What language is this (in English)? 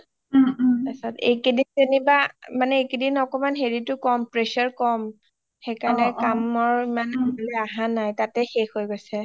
Assamese